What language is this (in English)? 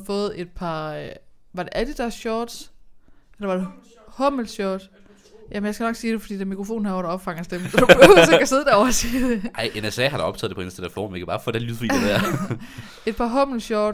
Danish